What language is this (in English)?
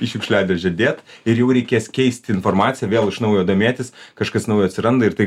Lithuanian